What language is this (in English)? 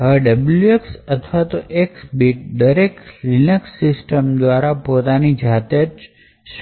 Gujarati